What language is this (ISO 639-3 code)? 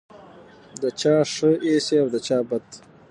pus